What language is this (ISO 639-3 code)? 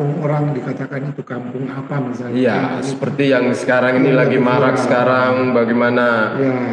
ind